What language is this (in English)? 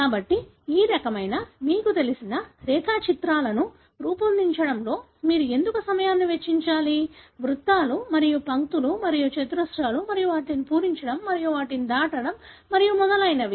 Telugu